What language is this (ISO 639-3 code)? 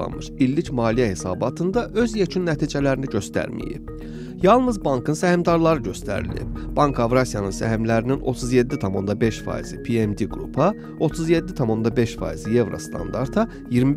tur